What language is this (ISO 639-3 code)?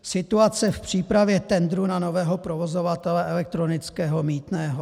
ces